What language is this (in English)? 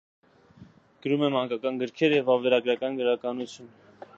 Armenian